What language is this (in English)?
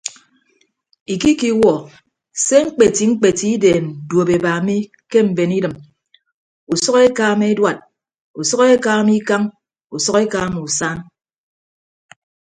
Ibibio